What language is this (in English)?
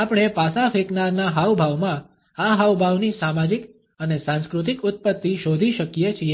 Gujarati